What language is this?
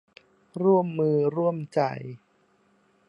Thai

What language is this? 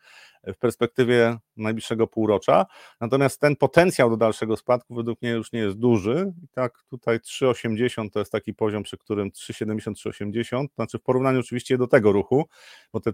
Polish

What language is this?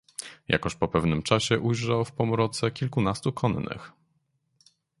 Polish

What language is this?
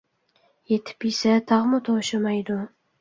Uyghur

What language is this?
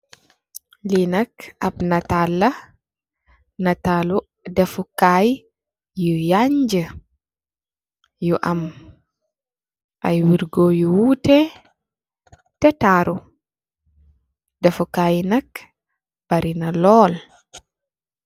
Wolof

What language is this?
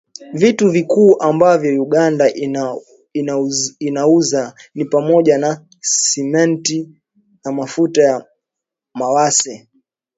Swahili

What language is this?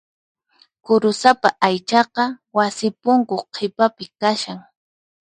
Puno Quechua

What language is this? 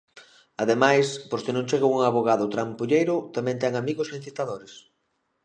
Galician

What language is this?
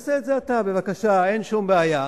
Hebrew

